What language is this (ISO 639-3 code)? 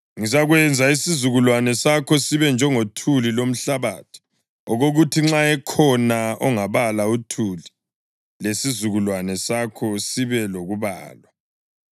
nde